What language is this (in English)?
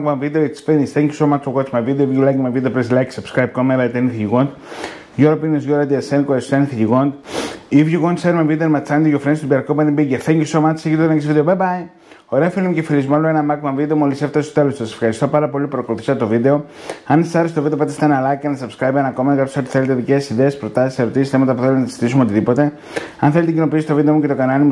Greek